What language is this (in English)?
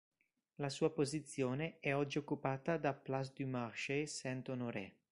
Italian